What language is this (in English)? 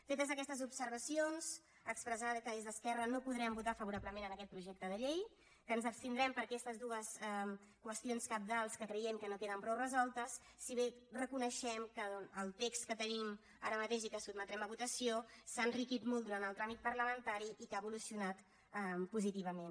Catalan